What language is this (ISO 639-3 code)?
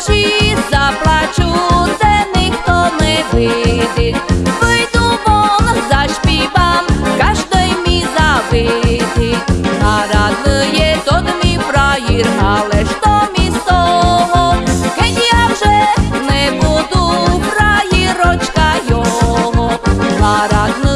slk